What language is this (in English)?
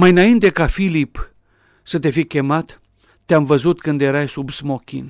Romanian